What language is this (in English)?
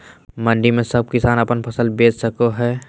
Magahi